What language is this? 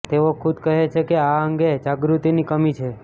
Gujarati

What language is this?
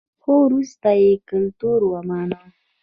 Pashto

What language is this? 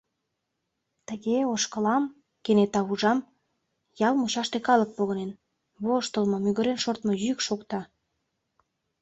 Mari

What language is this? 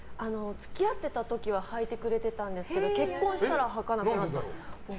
Japanese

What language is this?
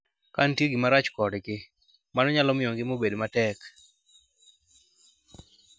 Luo (Kenya and Tanzania)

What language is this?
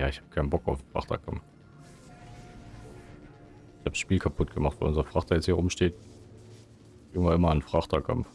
German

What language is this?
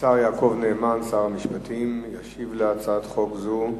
Hebrew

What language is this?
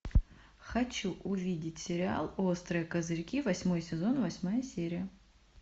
Russian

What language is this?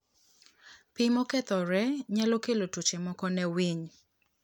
Luo (Kenya and Tanzania)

